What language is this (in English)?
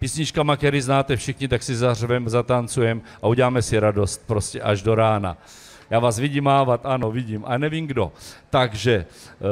Czech